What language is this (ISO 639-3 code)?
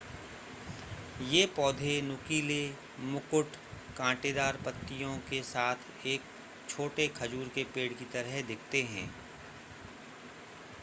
hin